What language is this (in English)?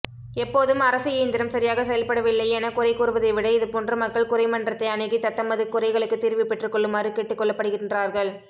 Tamil